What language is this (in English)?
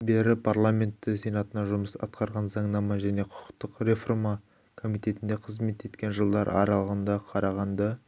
Kazakh